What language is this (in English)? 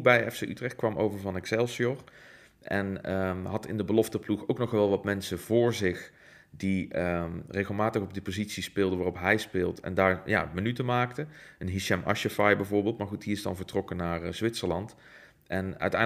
Dutch